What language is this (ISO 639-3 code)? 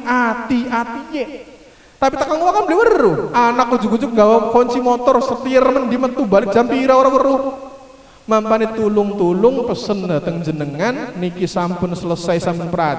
ind